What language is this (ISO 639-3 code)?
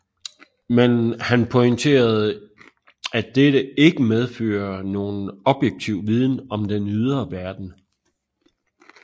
dan